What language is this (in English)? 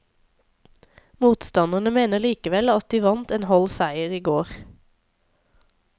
Norwegian